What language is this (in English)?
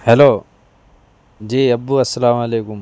Urdu